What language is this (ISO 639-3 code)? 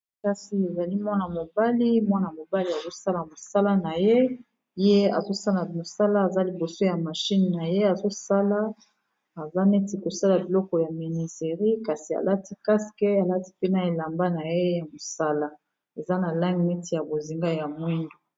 lin